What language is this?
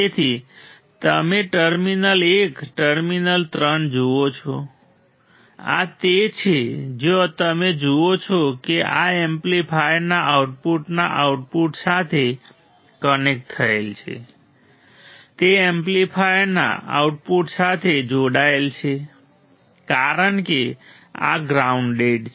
Gujarati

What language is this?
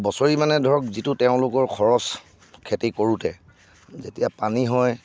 Assamese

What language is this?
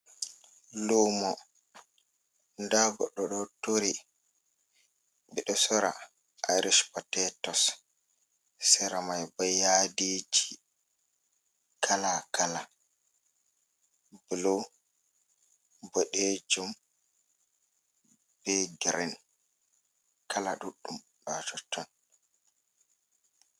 Fula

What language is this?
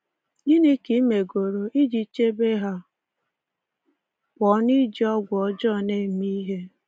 Igbo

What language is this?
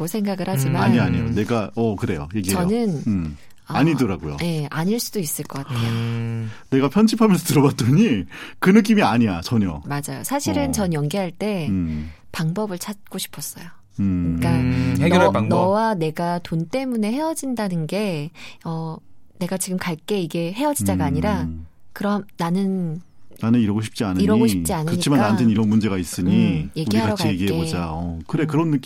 Korean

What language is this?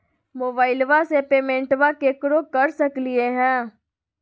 Magahi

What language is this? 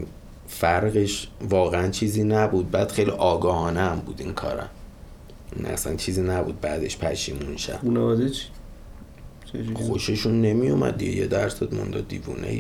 Persian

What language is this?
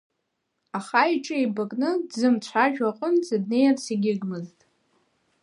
Abkhazian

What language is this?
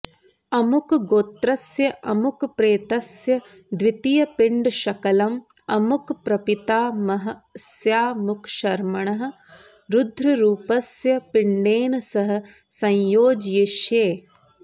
Sanskrit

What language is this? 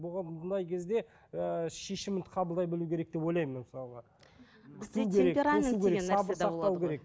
Kazakh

